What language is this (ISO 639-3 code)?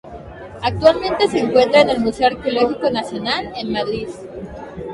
spa